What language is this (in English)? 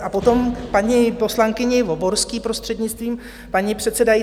Czech